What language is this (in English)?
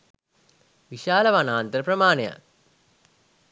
Sinhala